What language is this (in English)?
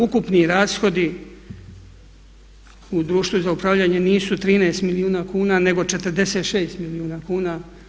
Croatian